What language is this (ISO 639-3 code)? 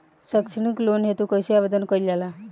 bho